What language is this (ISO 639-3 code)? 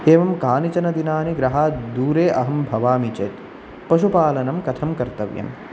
san